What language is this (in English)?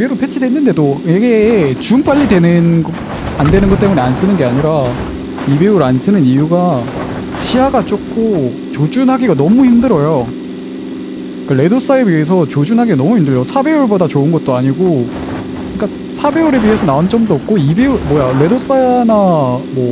Korean